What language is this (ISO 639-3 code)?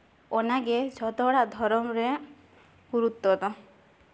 sat